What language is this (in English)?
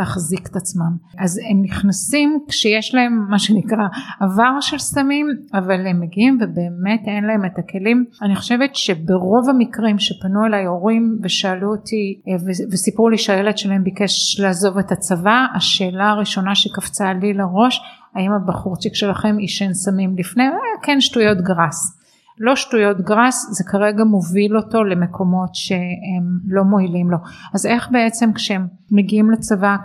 Hebrew